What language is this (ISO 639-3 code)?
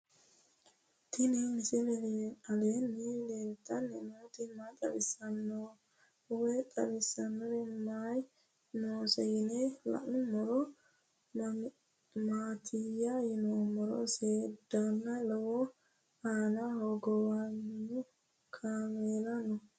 sid